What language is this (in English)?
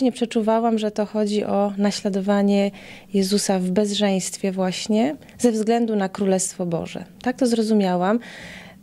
Polish